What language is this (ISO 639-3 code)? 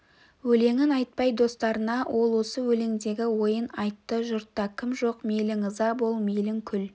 kaz